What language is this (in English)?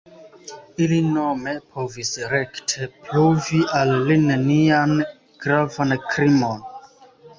Esperanto